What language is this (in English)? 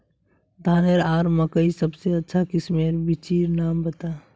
Magahi